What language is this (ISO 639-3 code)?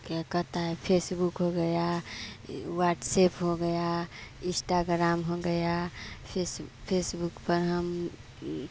hin